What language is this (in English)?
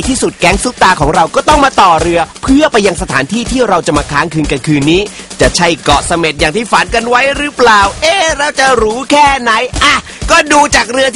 Thai